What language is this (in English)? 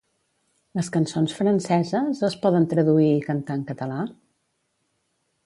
Catalan